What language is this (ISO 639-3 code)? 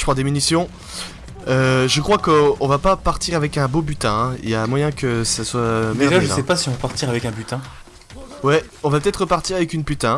fra